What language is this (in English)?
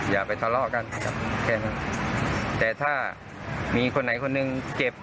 Thai